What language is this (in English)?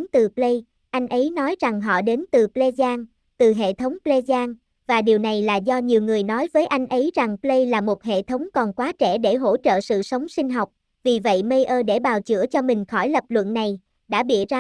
Vietnamese